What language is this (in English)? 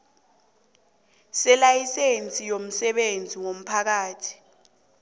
South Ndebele